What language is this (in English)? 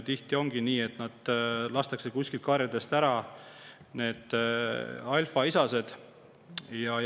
Estonian